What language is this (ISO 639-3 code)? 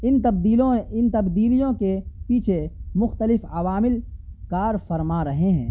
urd